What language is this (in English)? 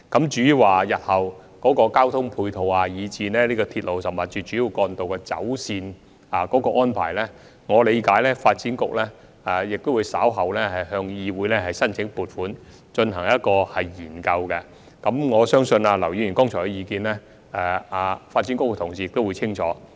Cantonese